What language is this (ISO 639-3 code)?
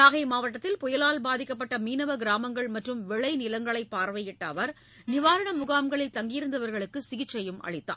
tam